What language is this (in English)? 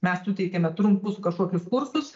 Lithuanian